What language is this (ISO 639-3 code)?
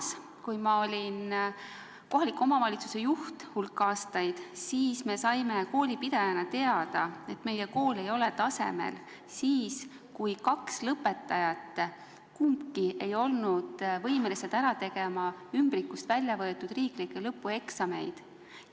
est